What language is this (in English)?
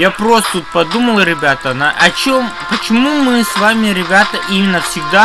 Russian